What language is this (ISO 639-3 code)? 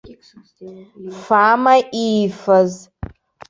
abk